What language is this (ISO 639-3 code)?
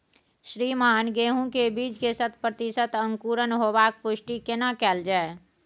mai